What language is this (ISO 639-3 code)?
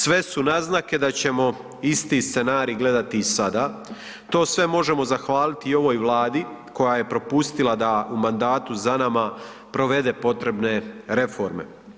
hrv